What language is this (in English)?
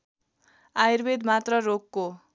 Nepali